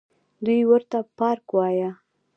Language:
Pashto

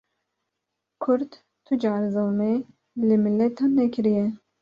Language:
Kurdish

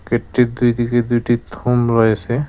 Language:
Bangla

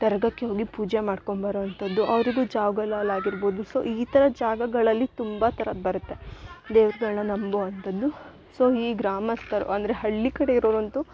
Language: Kannada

